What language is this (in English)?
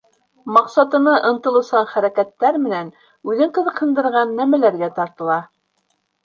Bashkir